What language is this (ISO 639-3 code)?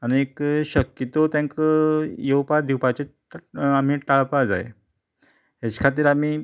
kok